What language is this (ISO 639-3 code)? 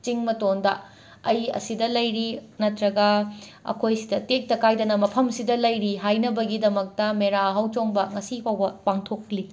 mni